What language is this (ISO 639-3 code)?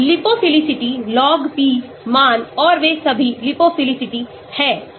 hin